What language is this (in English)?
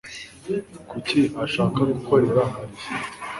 Kinyarwanda